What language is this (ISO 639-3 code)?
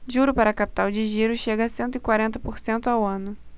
por